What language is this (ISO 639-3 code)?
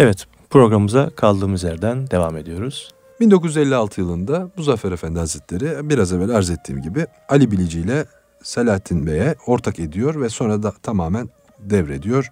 tur